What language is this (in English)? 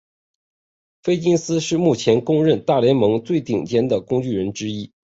Chinese